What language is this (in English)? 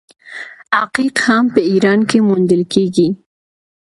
Pashto